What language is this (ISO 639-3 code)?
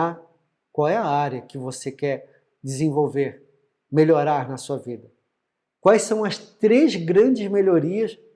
por